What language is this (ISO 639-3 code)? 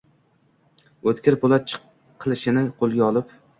uzb